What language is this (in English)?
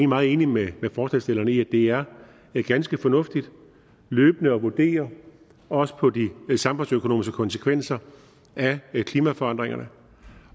Danish